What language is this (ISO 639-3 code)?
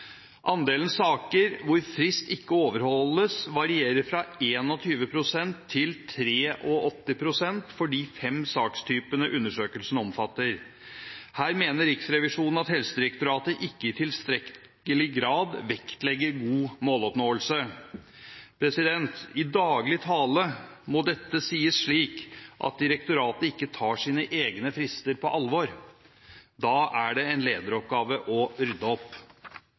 nob